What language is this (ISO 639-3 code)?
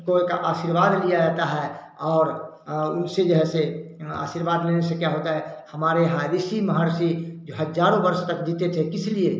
hin